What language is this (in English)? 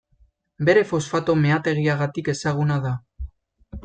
Basque